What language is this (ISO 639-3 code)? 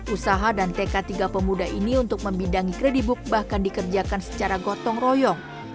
ind